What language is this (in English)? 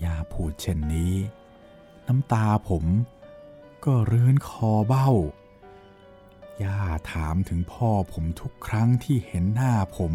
Thai